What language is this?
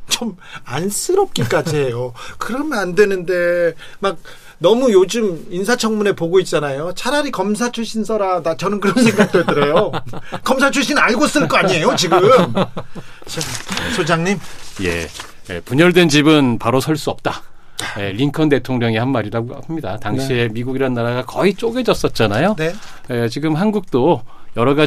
Korean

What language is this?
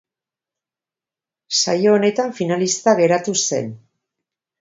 Basque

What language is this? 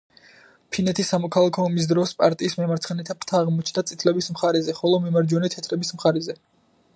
Georgian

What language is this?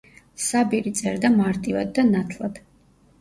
Georgian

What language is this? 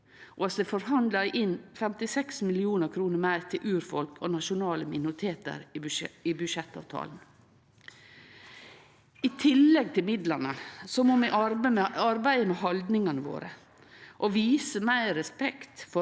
Norwegian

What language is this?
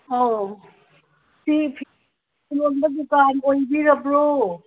Manipuri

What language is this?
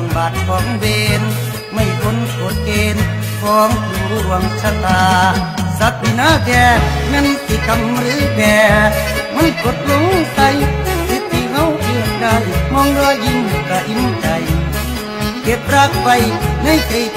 Thai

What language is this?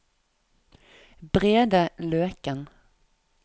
Norwegian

